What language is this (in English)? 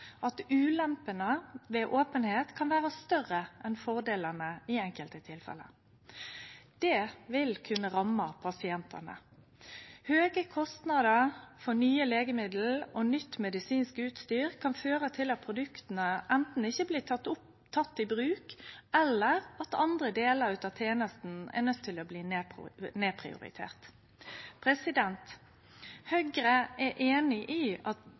Norwegian Nynorsk